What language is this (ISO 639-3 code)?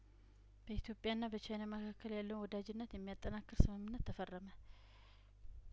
amh